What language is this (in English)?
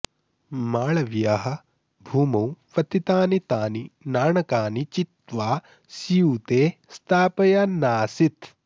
Sanskrit